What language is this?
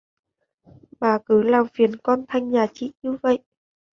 Vietnamese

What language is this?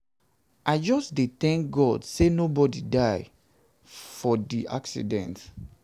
Nigerian Pidgin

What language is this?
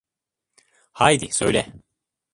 Turkish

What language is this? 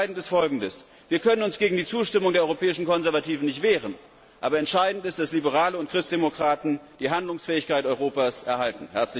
German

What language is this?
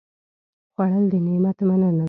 Pashto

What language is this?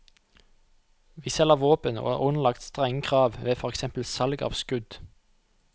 Norwegian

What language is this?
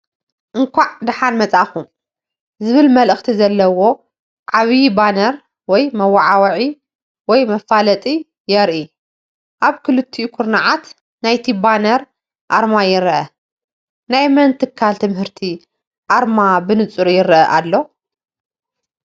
Tigrinya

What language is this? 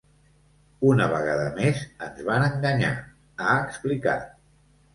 Catalan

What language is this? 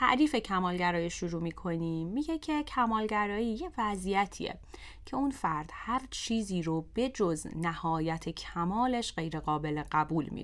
Persian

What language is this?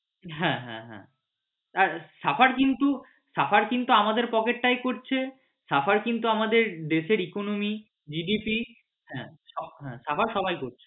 Bangla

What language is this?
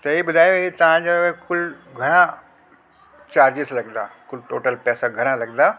Sindhi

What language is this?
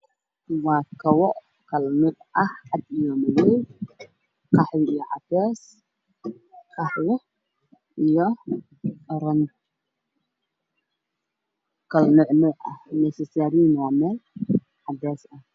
Somali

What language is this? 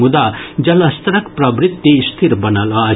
Maithili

